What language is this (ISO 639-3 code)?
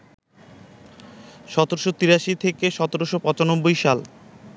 ben